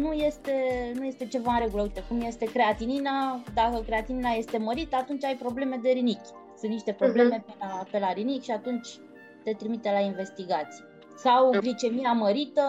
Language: Romanian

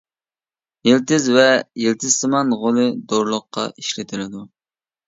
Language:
Uyghur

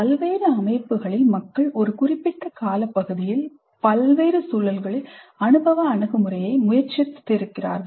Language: Tamil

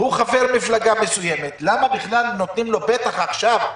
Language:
Hebrew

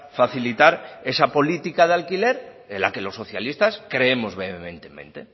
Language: Spanish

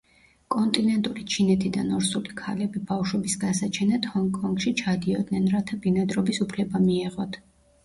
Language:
Georgian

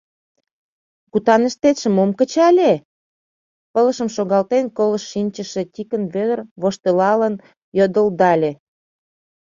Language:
Mari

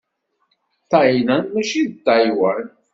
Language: Kabyle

